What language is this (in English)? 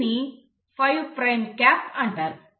Telugu